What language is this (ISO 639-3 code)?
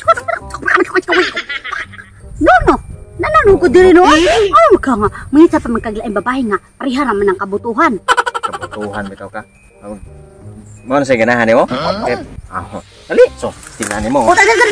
ind